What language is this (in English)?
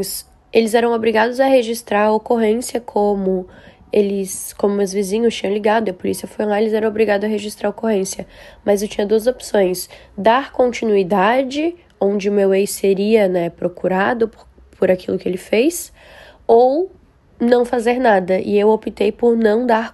Portuguese